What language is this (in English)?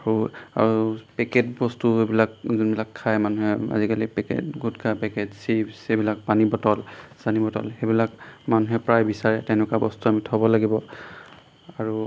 Assamese